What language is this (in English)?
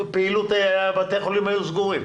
Hebrew